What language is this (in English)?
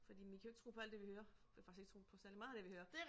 Danish